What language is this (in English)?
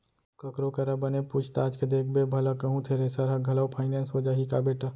Chhattisgarhi